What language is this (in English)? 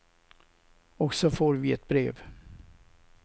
Swedish